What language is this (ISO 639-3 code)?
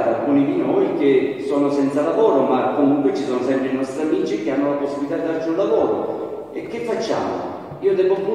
ita